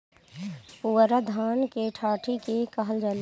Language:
Bhojpuri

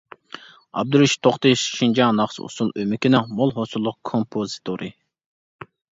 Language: Uyghur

